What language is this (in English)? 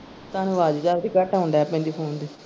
Punjabi